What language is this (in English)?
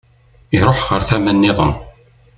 Kabyle